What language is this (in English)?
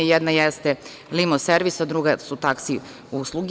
Serbian